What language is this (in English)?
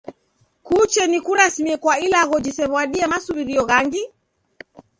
Taita